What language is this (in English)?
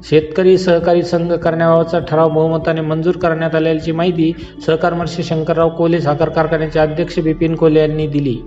Marathi